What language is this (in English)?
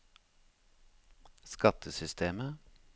Norwegian